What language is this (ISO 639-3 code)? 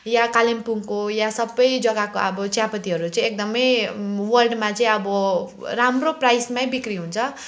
nep